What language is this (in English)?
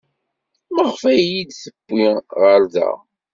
Kabyle